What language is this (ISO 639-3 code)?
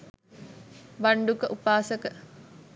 sin